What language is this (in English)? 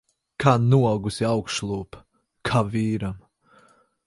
Latvian